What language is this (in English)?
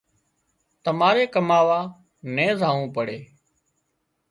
Wadiyara Koli